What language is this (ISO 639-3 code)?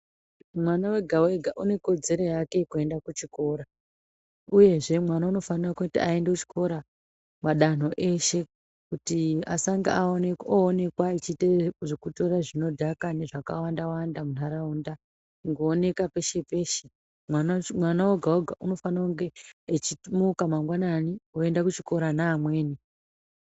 ndc